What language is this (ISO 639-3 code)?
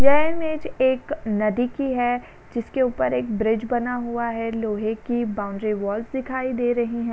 hin